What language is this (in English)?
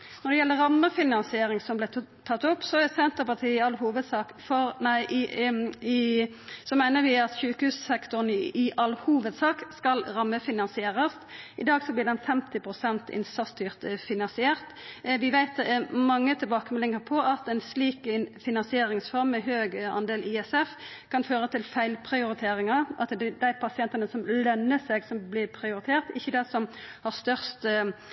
Norwegian Nynorsk